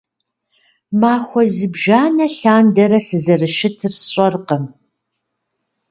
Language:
Kabardian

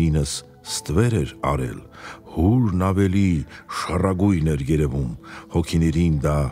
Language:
Romanian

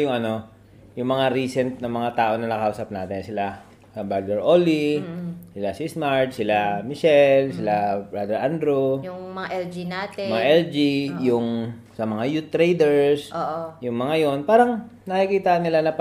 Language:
Filipino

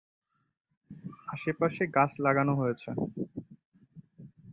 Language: Bangla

